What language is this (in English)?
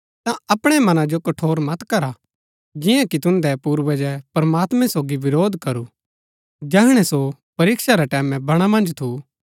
Gaddi